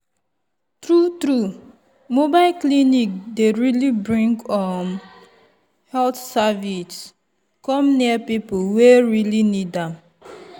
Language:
Nigerian Pidgin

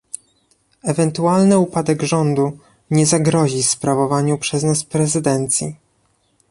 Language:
Polish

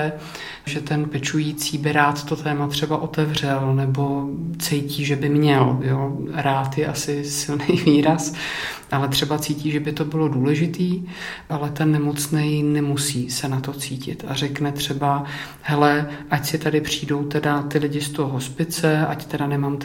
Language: Czech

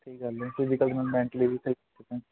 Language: Punjabi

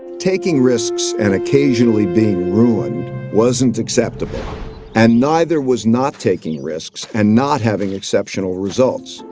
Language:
English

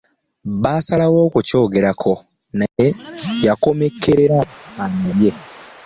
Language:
Ganda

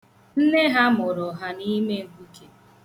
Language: Igbo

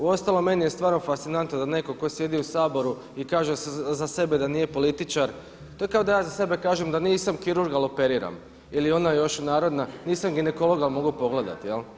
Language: Croatian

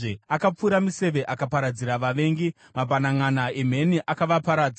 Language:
Shona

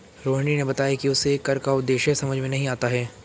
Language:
Hindi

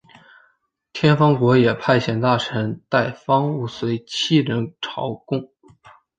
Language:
Chinese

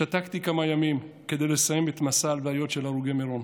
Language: Hebrew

